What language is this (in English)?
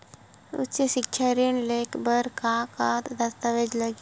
Chhattisgarhi